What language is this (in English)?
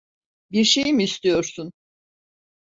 Turkish